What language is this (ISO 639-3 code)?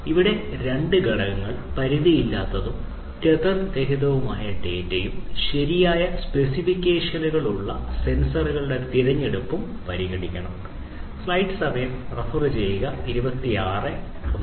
mal